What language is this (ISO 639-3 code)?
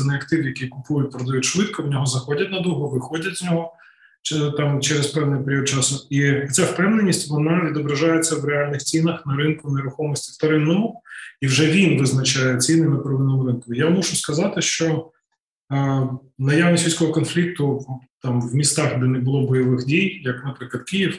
ukr